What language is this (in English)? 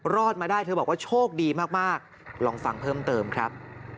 Thai